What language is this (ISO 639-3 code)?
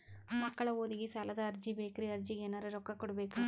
kan